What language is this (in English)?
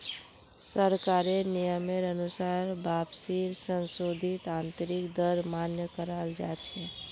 Magahi